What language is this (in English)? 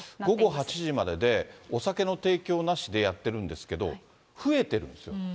Japanese